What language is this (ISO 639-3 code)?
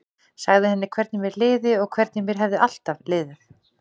isl